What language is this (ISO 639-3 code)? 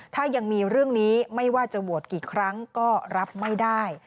tha